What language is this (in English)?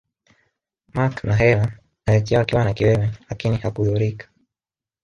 Swahili